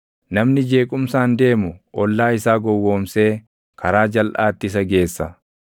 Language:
Oromo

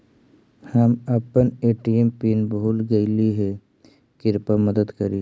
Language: Magahi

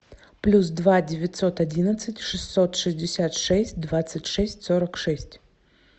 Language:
Russian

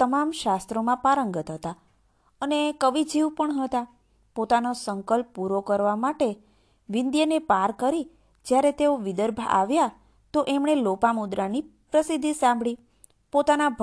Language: Gujarati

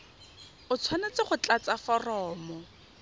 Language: Tswana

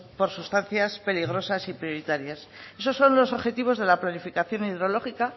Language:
Spanish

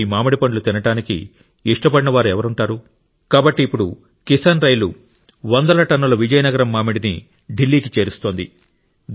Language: Telugu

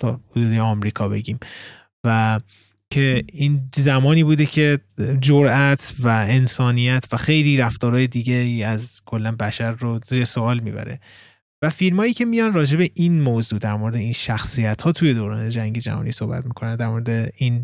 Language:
Persian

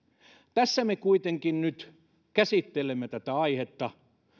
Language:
Finnish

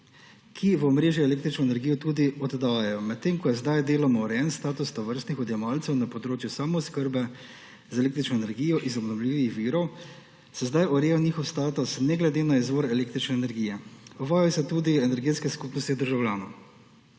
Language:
Slovenian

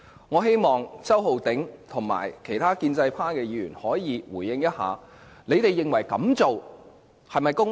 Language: Cantonese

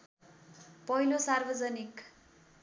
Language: Nepali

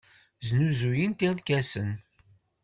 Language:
Kabyle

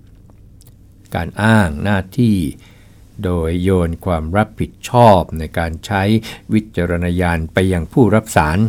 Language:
Thai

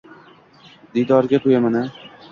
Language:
Uzbek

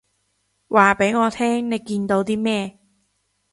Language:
Cantonese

